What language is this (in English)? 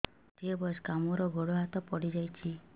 Odia